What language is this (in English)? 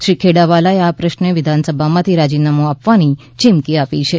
Gujarati